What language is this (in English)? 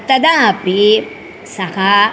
Sanskrit